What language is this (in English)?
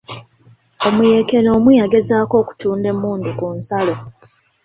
Ganda